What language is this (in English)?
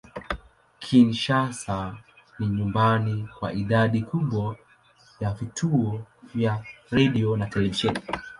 Swahili